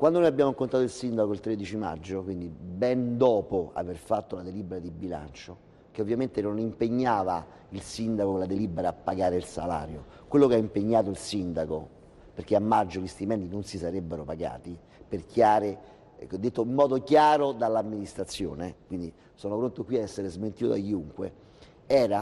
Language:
Italian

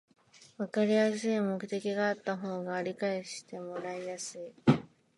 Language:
Japanese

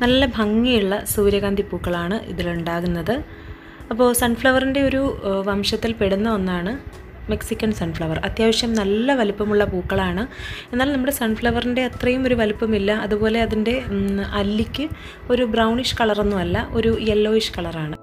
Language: Malayalam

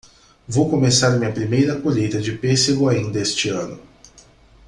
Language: Portuguese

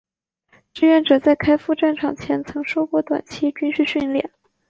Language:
Chinese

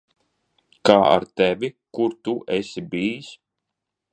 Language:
Latvian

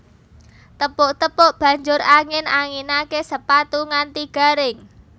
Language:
Javanese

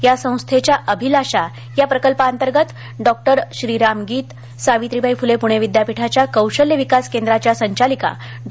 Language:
Marathi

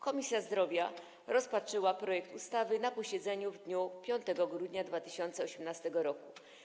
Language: Polish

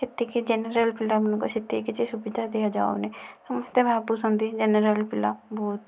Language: Odia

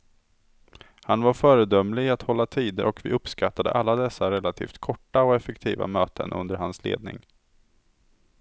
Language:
Swedish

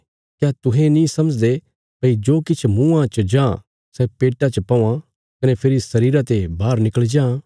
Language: Bilaspuri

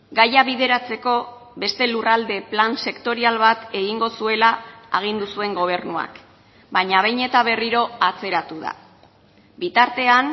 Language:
Basque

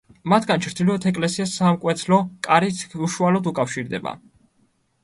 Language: Georgian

